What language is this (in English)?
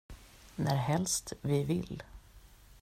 Swedish